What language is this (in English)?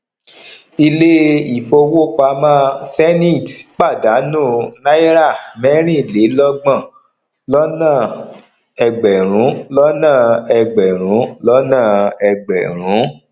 Yoruba